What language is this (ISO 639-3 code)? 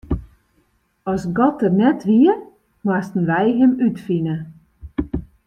fry